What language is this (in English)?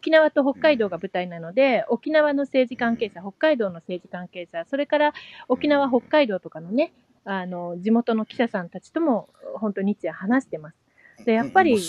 Japanese